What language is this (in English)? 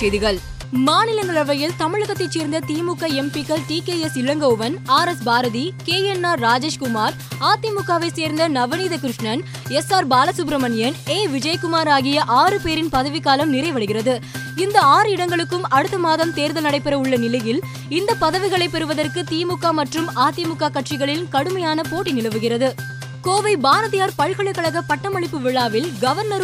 Tamil